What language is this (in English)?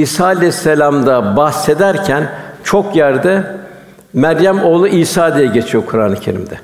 Turkish